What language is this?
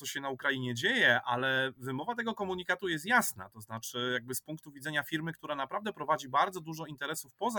Polish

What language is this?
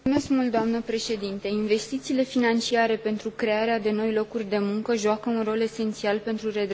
Romanian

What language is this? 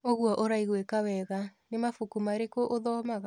Kikuyu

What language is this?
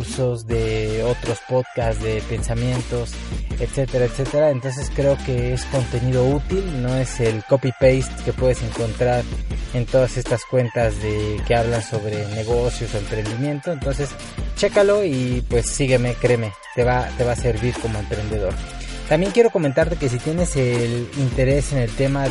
Spanish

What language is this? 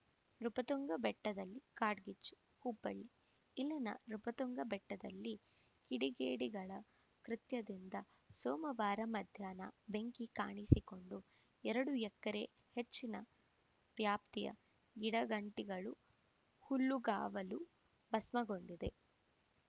Kannada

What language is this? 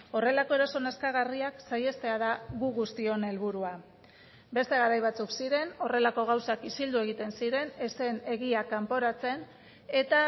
Basque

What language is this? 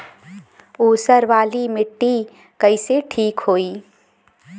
Bhojpuri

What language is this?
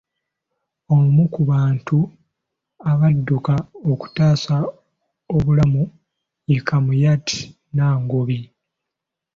Ganda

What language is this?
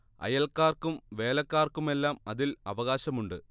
Malayalam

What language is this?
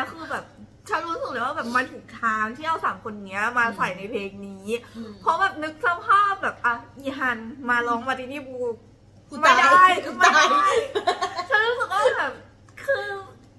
Thai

